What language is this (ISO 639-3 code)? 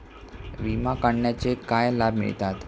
mar